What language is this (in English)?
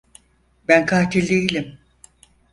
Turkish